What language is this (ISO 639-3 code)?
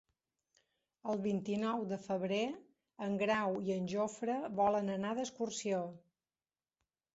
cat